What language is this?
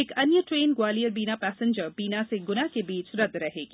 Hindi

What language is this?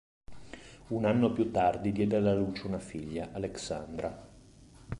Italian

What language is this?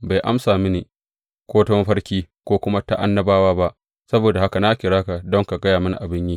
Hausa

